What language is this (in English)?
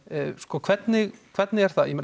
Icelandic